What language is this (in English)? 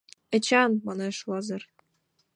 Mari